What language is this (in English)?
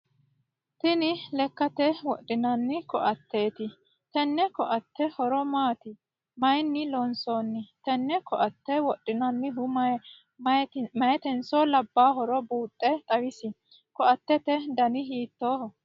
Sidamo